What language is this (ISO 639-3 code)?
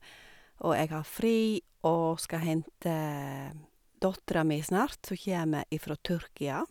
nor